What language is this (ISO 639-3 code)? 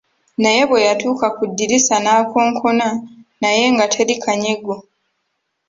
lug